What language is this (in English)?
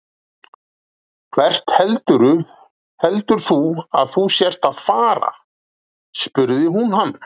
Icelandic